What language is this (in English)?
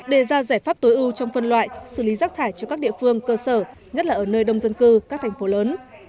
Vietnamese